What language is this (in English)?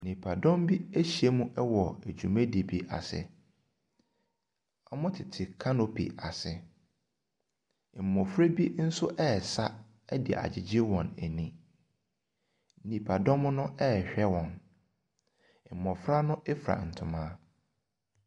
Akan